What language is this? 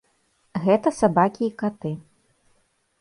Belarusian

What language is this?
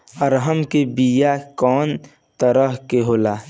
Bhojpuri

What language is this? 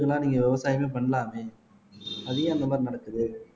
Tamil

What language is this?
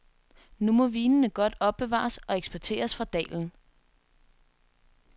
Danish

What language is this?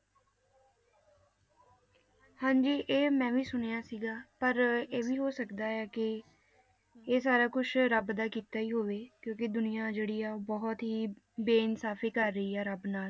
Punjabi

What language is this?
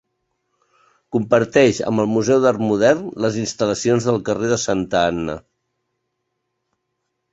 Catalan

